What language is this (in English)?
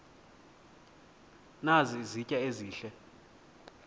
Xhosa